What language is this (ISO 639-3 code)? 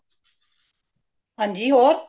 pan